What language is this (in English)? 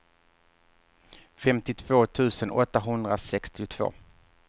Swedish